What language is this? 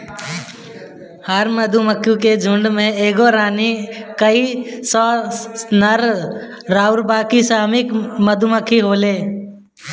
Bhojpuri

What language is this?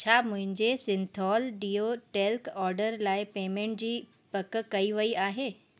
Sindhi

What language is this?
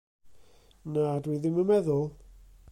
Welsh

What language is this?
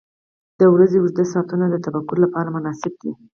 Pashto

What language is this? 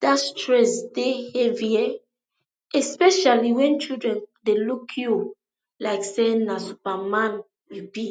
Nigerian Pidgin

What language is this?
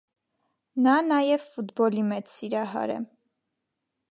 Armenian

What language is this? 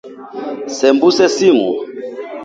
Swahili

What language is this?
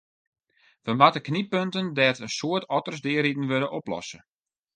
Western Frisian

